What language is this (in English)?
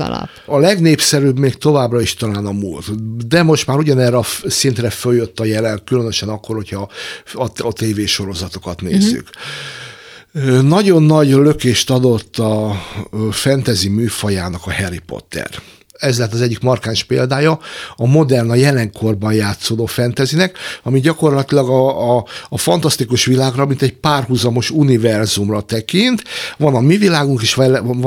Hungarian